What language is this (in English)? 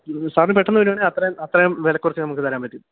Malayalam